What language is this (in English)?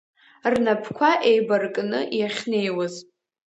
Abkhazian